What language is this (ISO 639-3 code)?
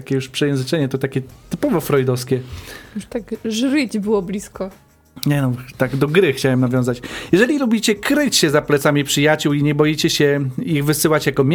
pol